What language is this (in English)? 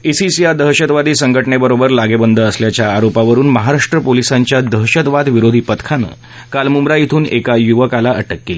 Marathi